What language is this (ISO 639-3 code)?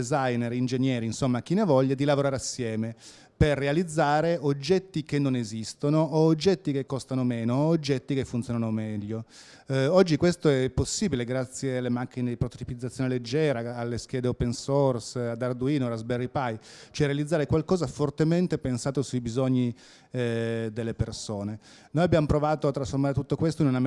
ita